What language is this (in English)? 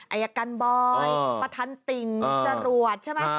Thai